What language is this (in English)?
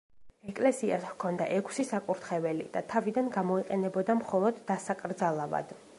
Georgian